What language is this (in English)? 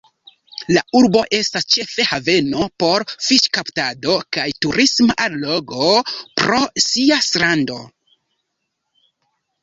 Esperanto